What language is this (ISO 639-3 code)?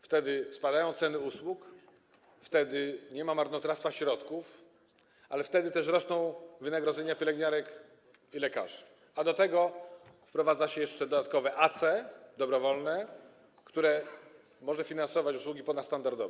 pol